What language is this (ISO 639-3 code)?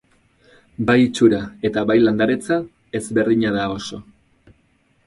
eus